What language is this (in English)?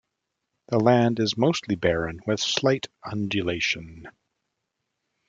English